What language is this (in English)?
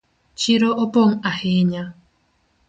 Luo (Kenya and Tanzania)